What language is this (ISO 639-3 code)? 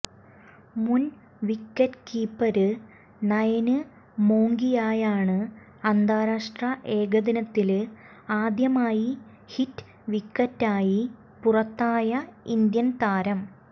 mal